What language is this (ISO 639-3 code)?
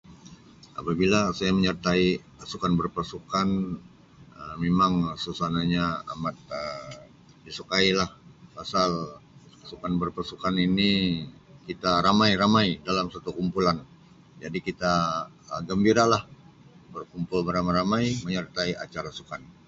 msi